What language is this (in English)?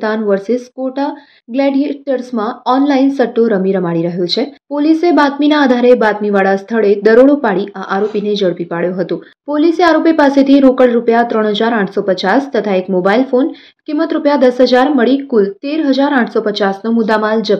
Hindi